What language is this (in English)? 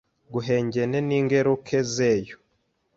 Kinyarwanda